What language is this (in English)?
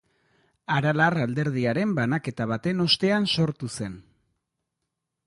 Basque